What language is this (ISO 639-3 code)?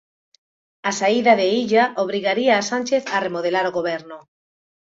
glg